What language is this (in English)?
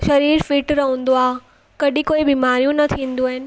Sindhi